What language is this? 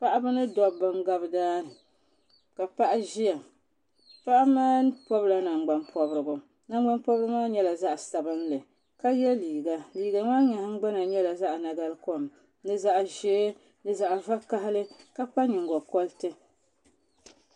Dagbani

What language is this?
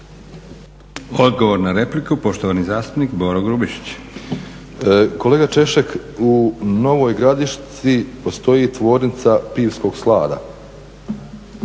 Croatian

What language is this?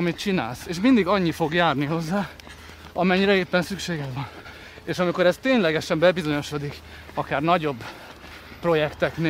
Hungarian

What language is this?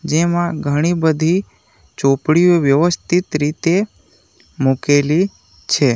Gujarati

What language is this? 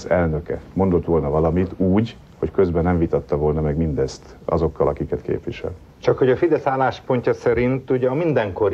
Hungarian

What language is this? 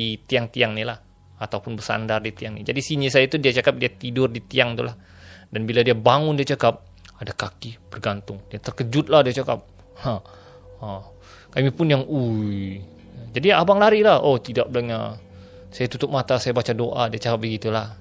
Malay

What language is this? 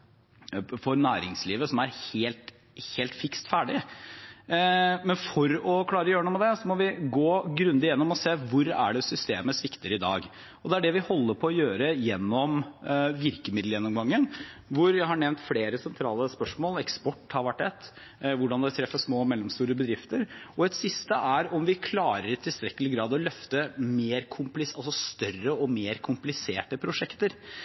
Norwegian Bokmål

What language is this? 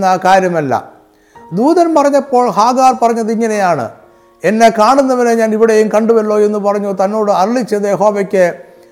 Malayalam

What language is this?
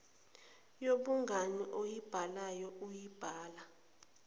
Zulu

